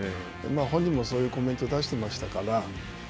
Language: Japanese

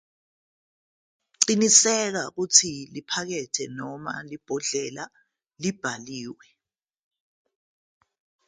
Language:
Zulu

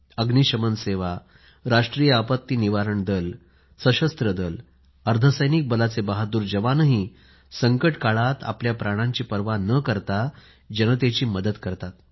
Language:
Marathi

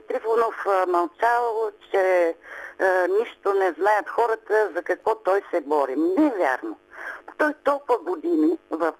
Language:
Bulgarian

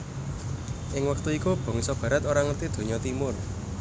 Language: Javanese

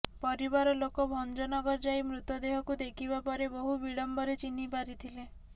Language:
Odia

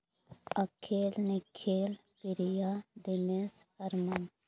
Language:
Santali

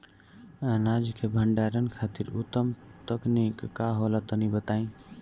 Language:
Bhojpuri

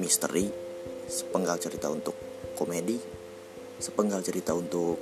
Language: Indonesian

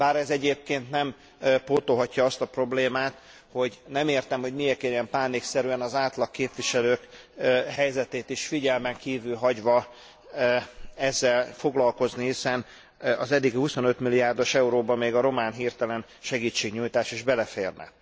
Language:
Hungarian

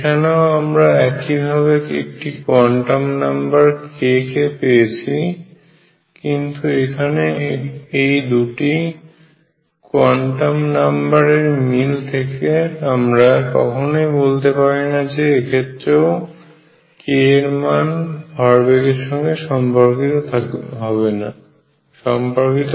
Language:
Bangla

